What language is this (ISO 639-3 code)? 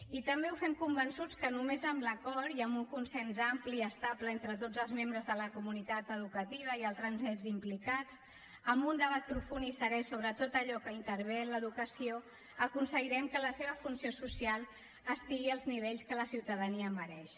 cat